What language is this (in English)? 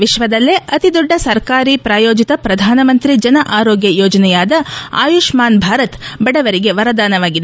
Kannada